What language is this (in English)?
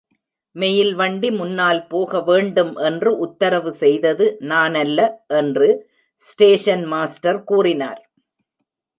Tamil